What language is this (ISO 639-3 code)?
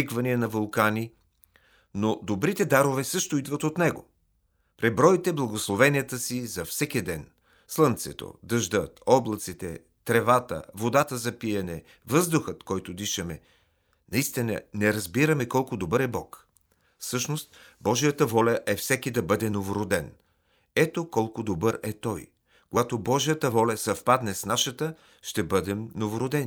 bul